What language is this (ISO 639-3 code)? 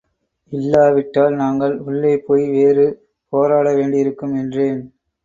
tam